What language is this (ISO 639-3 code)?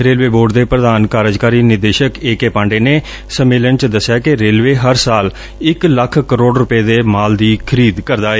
pan